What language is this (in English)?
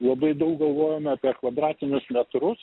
Lithuanian